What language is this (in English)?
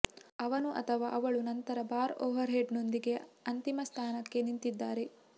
Kannada